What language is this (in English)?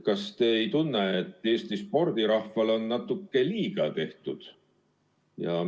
Estonian